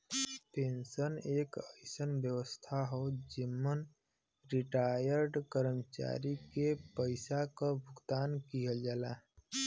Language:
Bhojpuri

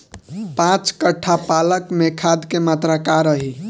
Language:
Bhojpuri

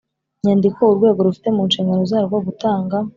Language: Kinyarwanda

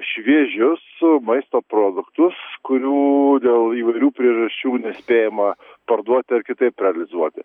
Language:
Lithuanian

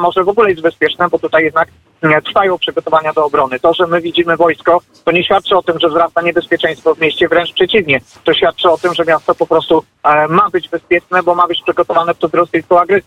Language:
Polish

